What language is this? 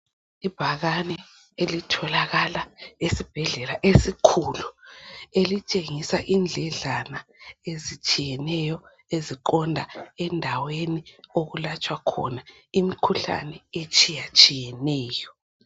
North Ndebele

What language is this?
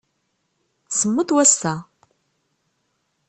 Kabyle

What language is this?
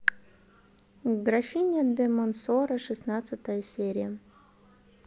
Russian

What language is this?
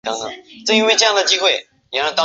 Chinese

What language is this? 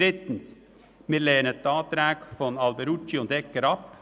Swiss German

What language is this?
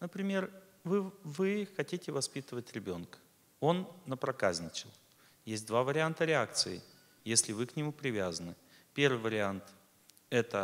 Russian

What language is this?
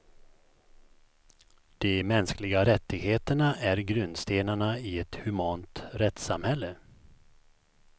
Swedish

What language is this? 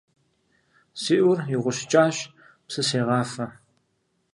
Kabardian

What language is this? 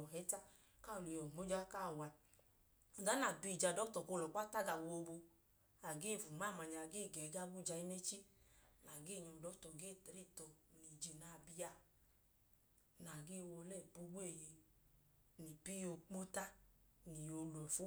Idoma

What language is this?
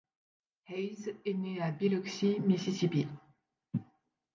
French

